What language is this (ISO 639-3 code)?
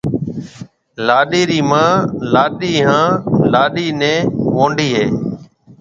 mve